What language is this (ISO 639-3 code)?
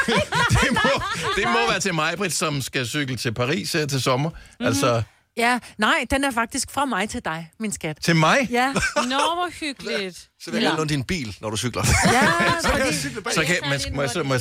dan